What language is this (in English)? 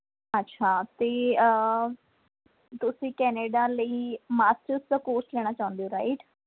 Punjabi